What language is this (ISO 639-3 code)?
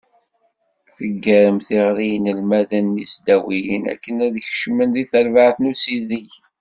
kab